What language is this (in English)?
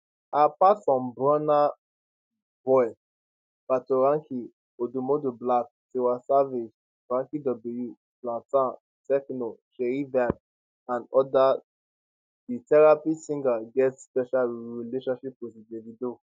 Nigerian Pidgin